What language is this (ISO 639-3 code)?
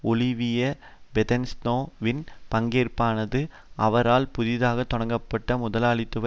tam